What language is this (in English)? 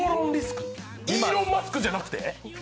Japanese